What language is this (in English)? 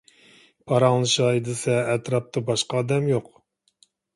Uyghur